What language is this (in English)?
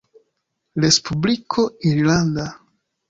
Esperanto